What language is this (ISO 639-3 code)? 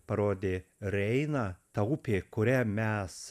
lit